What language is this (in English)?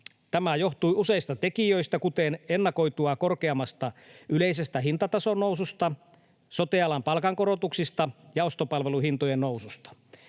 Finnish